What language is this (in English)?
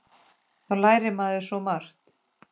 Icelandic